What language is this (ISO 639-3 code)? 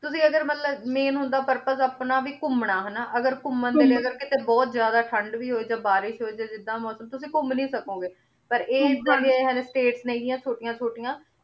pan